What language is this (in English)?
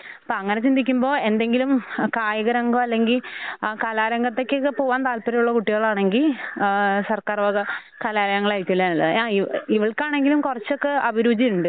Malayalam